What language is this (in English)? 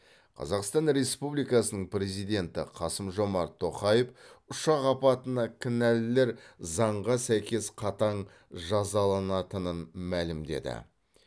Kazakh